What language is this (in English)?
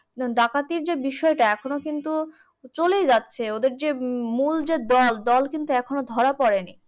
Bangla